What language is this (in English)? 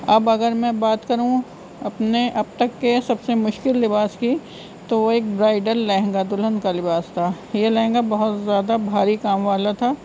Urdu